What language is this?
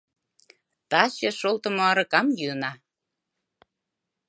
Mari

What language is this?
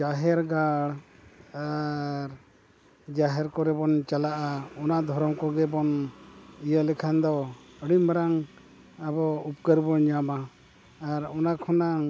Santali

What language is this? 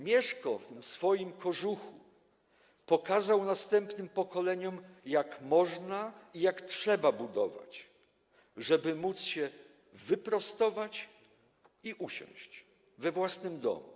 Polish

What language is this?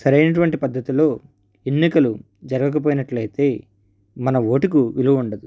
Telugu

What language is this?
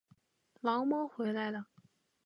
Chinese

